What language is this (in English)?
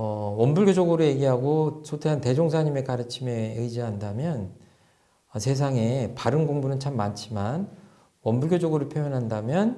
Korean